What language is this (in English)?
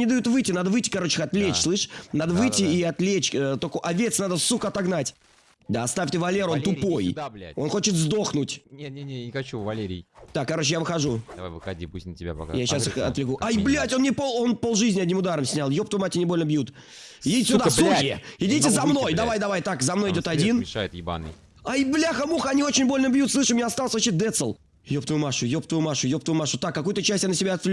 Russian